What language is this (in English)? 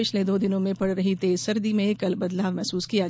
Hindi